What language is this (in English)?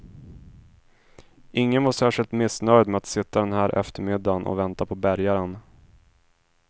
Swedish